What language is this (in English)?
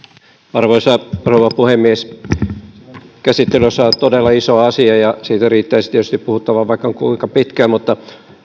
Finnish